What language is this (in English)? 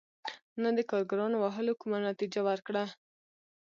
Pashto